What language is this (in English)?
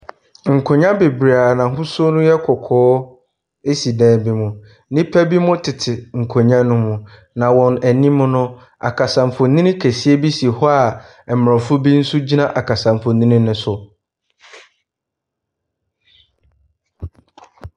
Akan